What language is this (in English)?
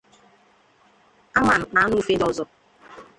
Igbo